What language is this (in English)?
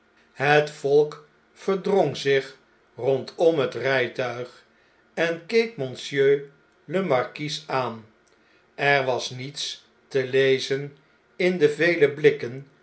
Dutch